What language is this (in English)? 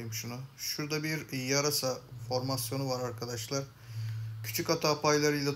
Turkish